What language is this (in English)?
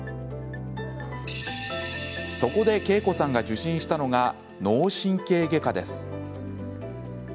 Japanese